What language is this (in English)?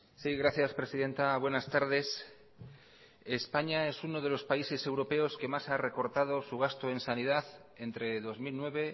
Spanish